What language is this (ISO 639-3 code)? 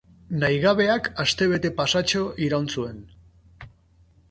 eus